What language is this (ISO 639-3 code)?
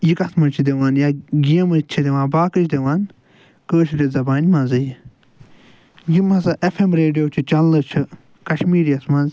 kas